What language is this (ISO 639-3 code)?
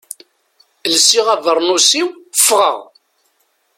kab